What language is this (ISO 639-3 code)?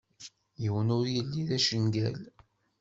kab